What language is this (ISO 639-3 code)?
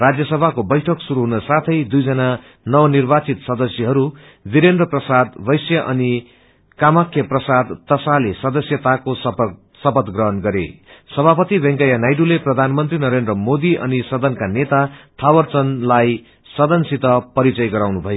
nep